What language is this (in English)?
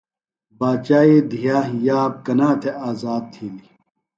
Phalura